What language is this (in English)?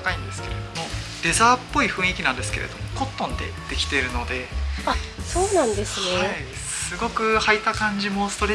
Japanese